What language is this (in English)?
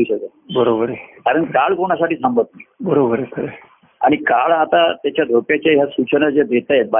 Marathi